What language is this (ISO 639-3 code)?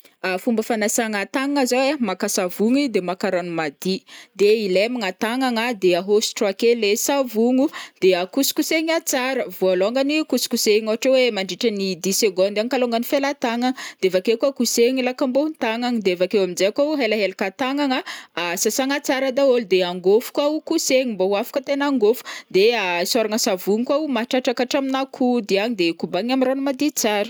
bmm